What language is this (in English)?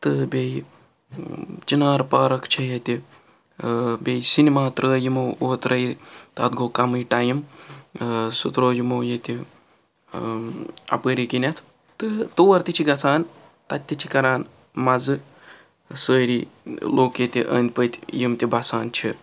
Kashmiri